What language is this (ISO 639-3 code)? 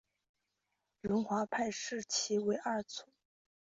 zho